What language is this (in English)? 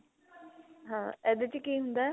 Punjabi